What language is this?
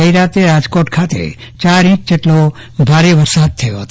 Gujarati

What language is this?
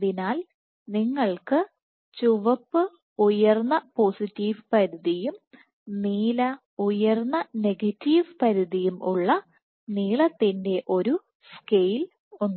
Malayalam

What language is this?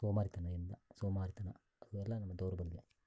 Kannada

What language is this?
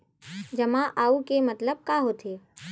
Chhattisgarhi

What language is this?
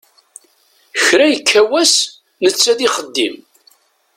Kabyle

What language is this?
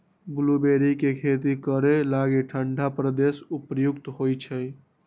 Magahi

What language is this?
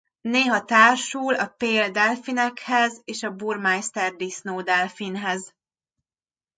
Hungarian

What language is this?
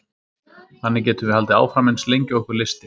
Icelandic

